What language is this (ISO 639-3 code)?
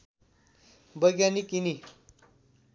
nep